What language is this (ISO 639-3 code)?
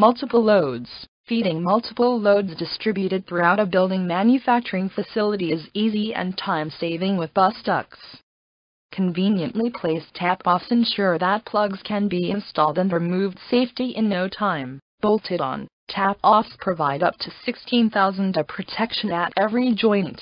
eng